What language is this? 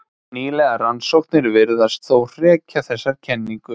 Icelandic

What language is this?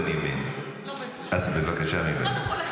Hebrew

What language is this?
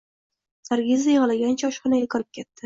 Uzbek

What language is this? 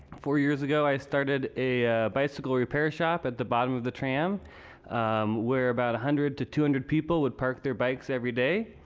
English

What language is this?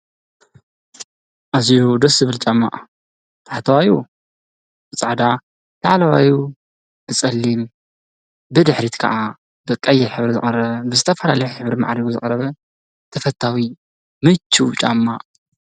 Tigrinya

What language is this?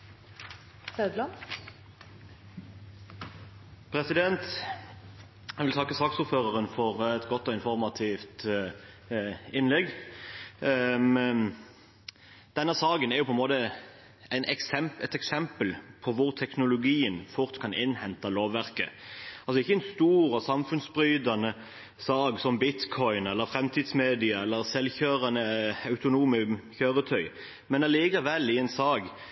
Norwegian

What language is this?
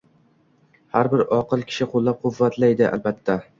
Uzbek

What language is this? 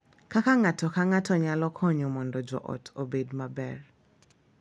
Luo (Kenya and Tanzania)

